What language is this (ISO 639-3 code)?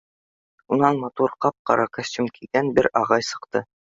bak